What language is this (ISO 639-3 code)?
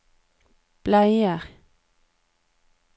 nor